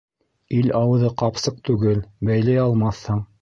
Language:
Bashkir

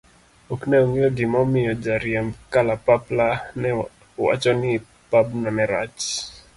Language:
Luo (Kenya and Tanzania)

